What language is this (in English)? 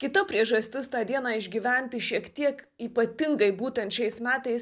Lithuanian